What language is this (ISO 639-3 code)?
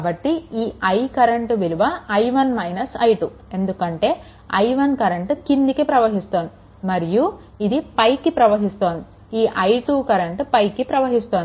tel